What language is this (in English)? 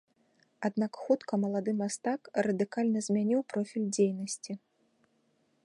Belarusian